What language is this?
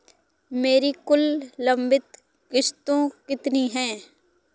Hindi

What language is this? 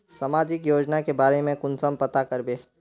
Magahi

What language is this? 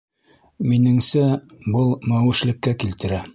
Bashkir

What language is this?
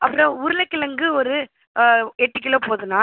Tamil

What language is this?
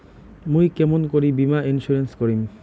Bangla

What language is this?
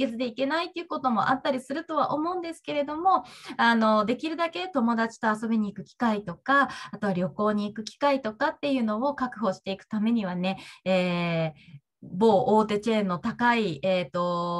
Japanese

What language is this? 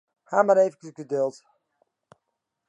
Western Frisian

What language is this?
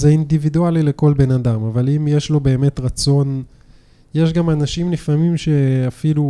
Hebrew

